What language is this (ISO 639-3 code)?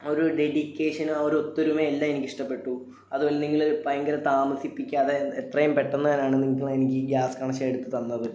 mal